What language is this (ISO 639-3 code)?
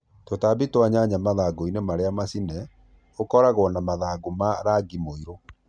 kik